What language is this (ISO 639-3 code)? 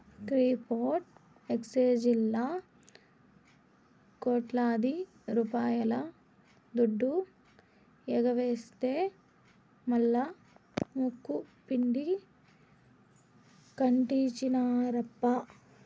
tel